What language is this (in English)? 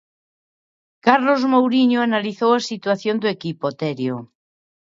Galician